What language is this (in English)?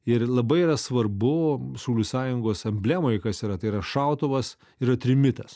Lithuanian